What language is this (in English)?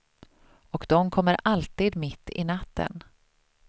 Swedish